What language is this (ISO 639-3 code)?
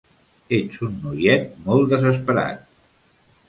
cat